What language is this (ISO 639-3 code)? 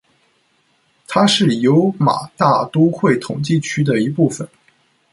zho